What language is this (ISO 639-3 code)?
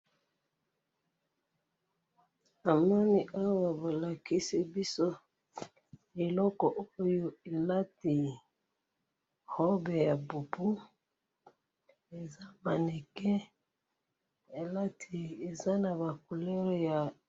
lin